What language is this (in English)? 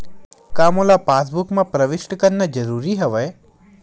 Chhattisgarhi